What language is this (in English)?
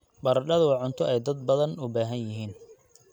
Somali